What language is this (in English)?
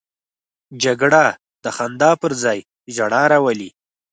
Pashto